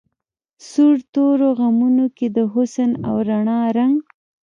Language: Pashto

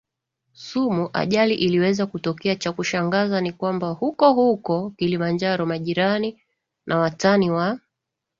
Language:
Swahili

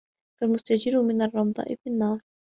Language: Arabic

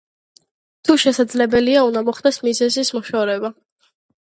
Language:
Georgian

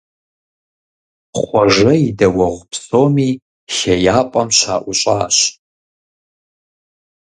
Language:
Kabardian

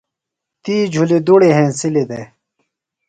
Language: Phalura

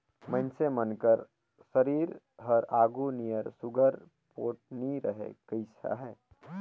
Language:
Chhattisgarhi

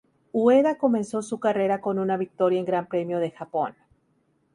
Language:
Spanish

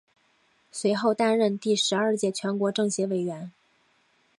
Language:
Chinese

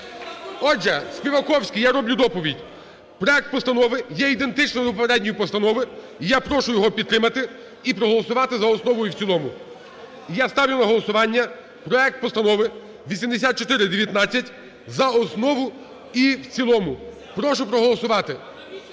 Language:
Ukrainian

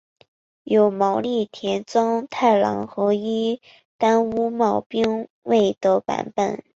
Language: Chinese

